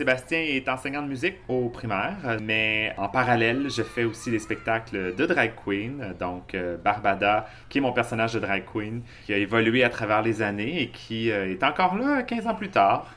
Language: French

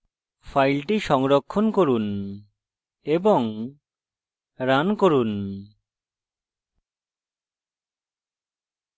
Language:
Bangla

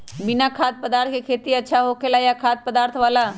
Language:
Magahi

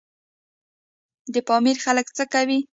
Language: Pashto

